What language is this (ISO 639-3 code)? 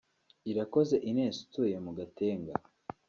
kin